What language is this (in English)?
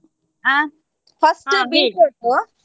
Kannada